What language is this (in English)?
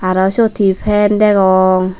Chakma